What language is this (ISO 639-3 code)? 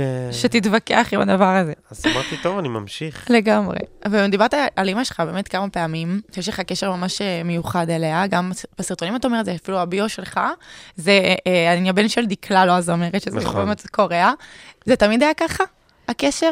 heb